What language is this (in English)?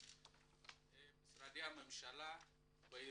Hebrew